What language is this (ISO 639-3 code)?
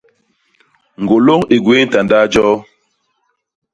bas